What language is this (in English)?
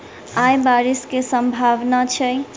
Maithili